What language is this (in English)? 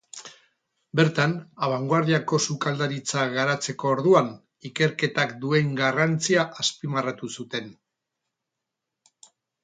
Basque